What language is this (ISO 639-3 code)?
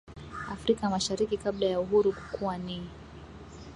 swa